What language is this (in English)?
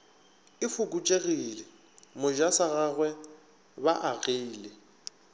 Northern Sotho